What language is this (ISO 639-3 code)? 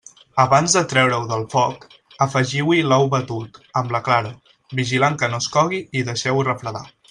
cat